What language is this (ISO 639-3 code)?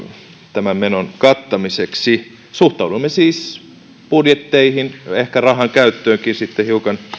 fin